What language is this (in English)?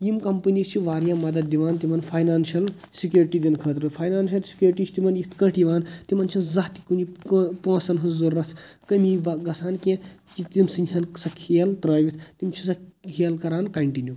Kashmiri